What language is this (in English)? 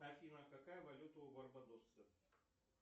Russian